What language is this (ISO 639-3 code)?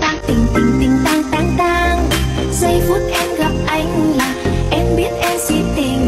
vie